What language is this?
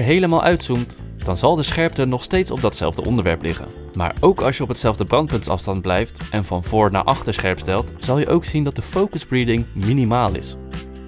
Dutch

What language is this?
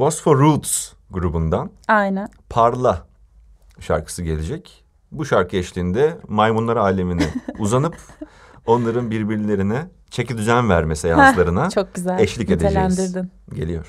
Turkish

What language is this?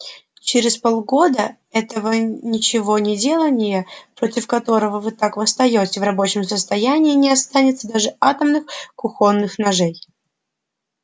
Russian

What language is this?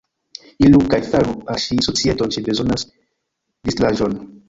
Esperanto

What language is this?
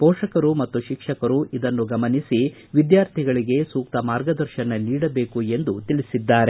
Kannada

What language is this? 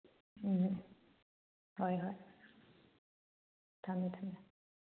Manipuri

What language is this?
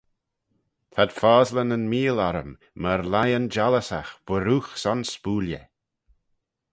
Manx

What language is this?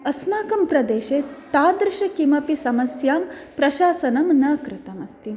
Sanskrit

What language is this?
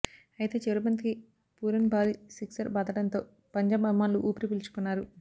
Telugu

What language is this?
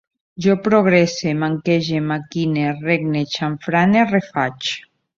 Catalan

